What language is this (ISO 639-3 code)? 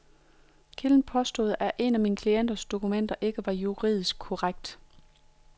dan